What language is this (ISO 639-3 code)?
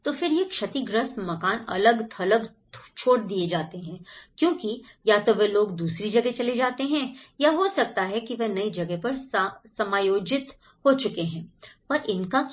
hin